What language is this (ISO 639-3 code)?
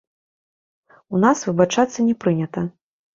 bel